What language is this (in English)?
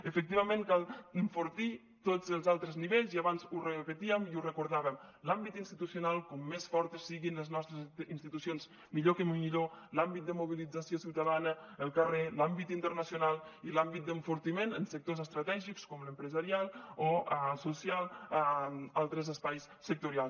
Catalan